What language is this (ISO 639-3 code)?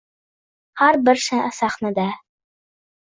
uzb